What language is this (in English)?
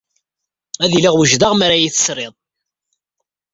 Kabyle